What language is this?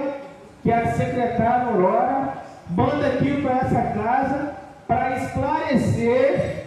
Portuguese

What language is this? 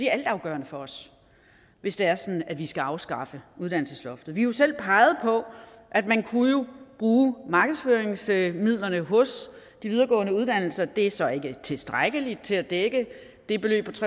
Danish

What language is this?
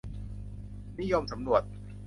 Thai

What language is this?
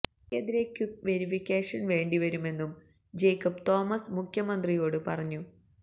Malayalam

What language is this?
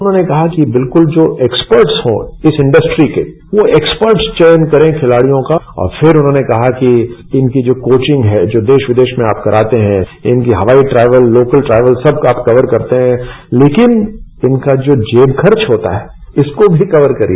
Hindi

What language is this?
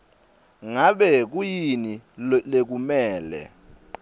Swati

